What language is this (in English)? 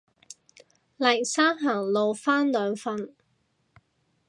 Cantonese